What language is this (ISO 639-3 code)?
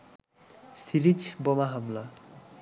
ben